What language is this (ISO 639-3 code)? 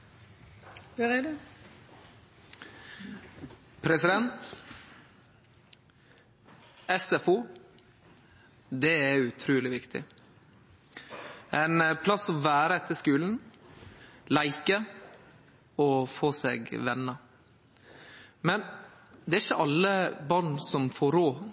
nno